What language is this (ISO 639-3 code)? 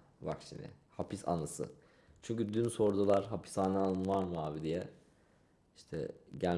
tur